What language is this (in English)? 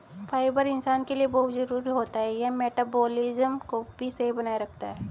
Hindi